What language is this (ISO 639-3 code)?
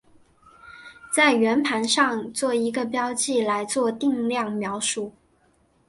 zho